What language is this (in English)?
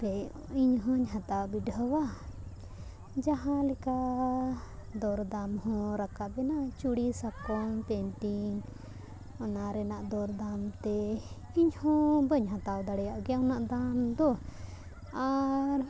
Santali